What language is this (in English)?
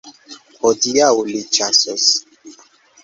Esperanto